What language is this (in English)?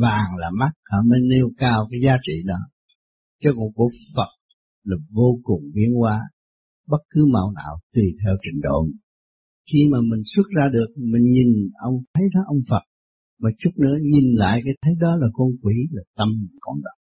Vietnamese